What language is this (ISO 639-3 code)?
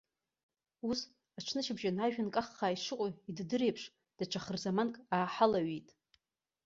abk